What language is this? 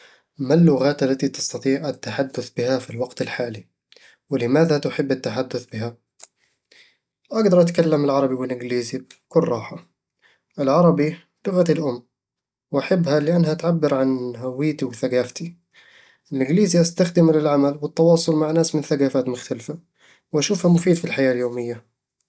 Eastern Egyptian Bedawi Arabic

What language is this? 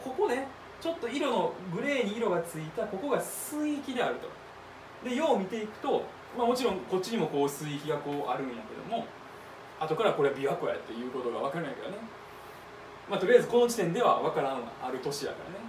Japanese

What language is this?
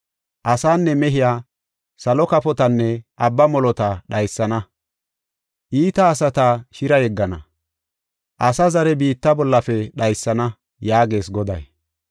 Gofa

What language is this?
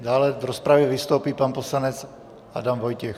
Czech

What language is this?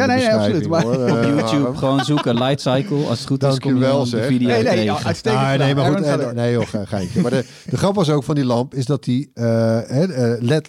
Dutch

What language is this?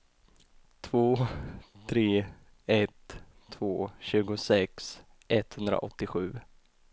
Swedish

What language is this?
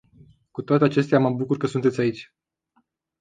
Romanian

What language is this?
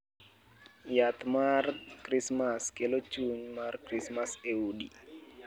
Luo (Kenya and Tanzania)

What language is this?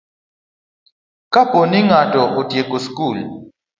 Luo (Kenya and Tanzania)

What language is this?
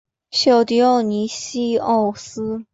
Chinese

